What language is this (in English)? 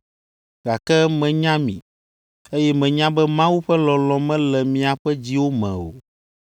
Ewe